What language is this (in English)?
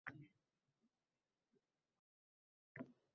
Uzbek